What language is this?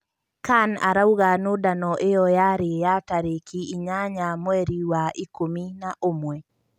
Kikuyu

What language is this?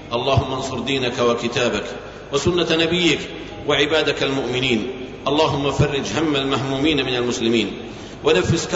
Arabic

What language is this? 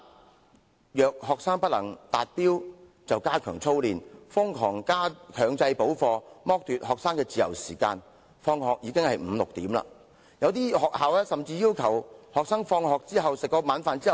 Cantonese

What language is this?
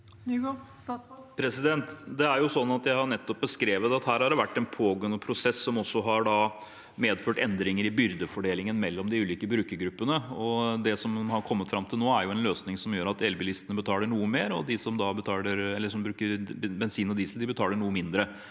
Norwegian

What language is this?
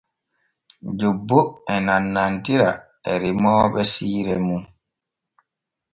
Borgu Fulfulde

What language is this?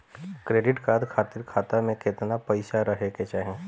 Bhojpuri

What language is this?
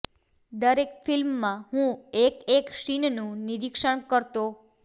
Gujarati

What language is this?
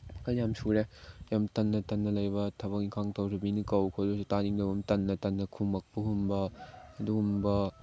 Manipuri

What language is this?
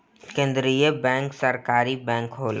Bhojpuri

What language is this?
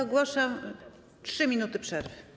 Polish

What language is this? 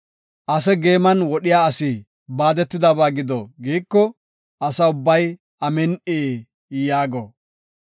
Gofa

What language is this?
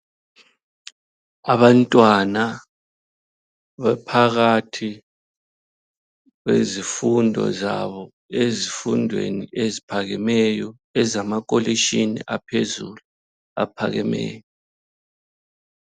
North Ndebele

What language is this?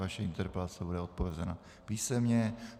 Czech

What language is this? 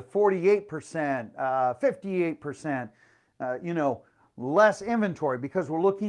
English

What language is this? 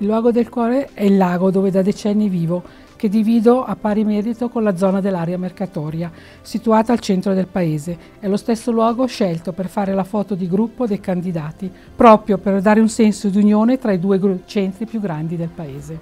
Italian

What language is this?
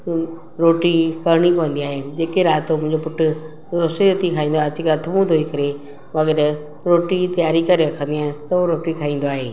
Sindhi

